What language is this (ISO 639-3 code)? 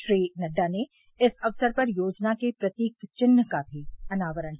hin